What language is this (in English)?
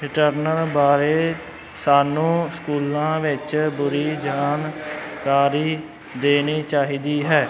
Punjabi